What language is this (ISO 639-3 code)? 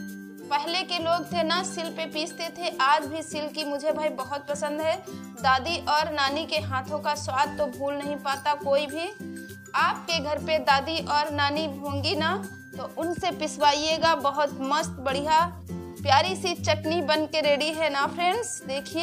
hin